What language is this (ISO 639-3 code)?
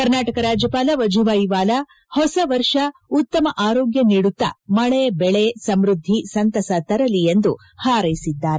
kan